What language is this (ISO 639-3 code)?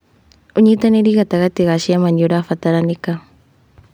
kik